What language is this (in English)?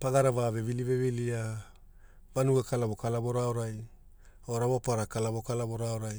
Hula